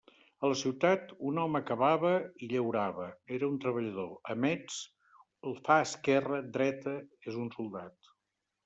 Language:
Catalan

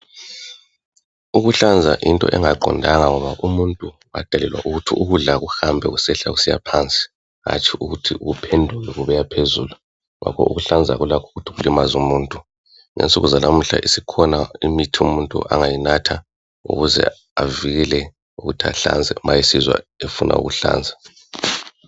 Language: North Ndebele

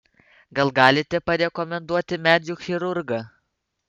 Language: Lithuanian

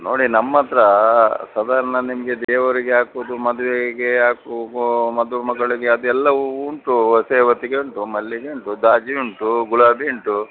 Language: Kannada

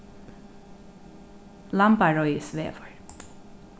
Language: Faroese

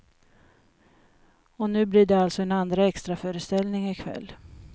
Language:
Swedish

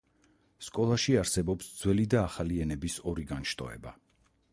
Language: Georgian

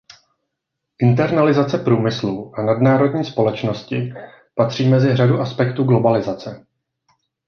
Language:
Czech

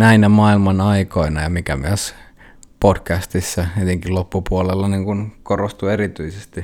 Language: Finnish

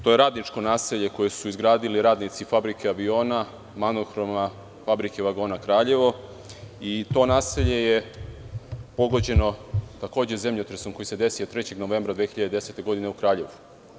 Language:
Serbian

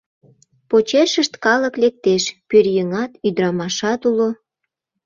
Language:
Mari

